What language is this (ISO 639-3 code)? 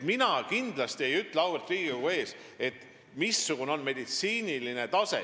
est